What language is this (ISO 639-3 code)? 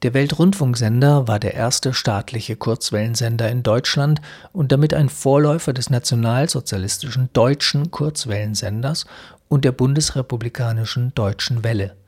deu